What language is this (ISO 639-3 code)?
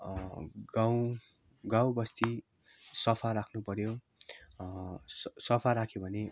nep